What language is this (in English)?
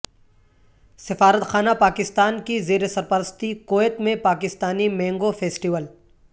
Urdu